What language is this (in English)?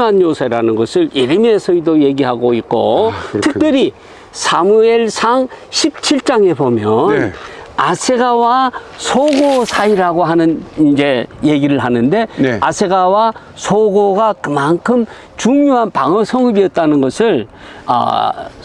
Korean